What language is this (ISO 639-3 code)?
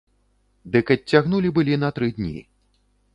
bel